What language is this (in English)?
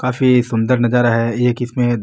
Marwari